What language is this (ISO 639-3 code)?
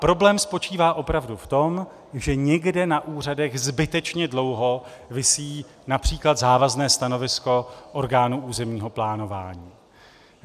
ces